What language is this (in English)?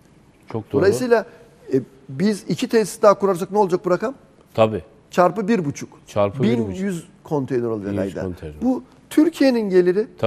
Turkish